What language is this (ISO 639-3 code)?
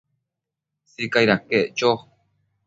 mcf